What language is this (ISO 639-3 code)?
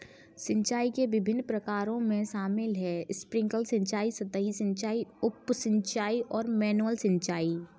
hin